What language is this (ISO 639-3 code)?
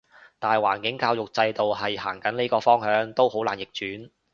yue